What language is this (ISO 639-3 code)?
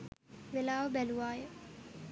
sin